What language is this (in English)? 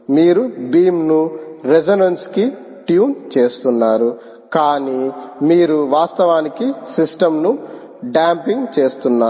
Telugu